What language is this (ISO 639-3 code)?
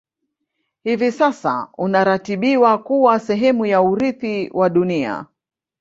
swa